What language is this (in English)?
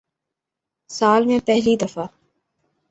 Urdu